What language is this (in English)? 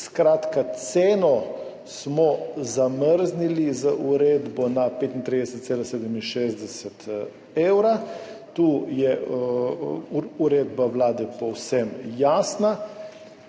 Slovenian